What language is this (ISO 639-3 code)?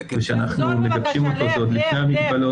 heb